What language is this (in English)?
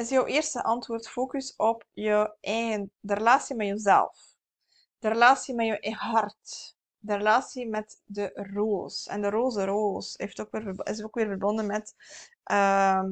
Dutch